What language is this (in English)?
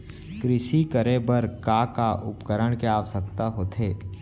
Chhattisgarhi